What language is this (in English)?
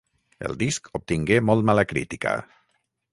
Catalan